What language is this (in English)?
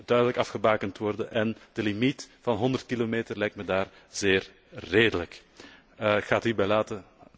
Dutch